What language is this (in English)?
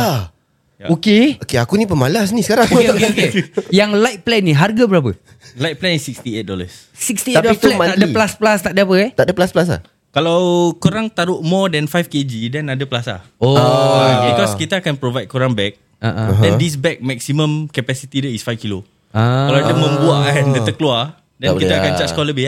Malay